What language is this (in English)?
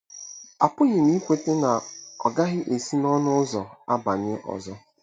Igbo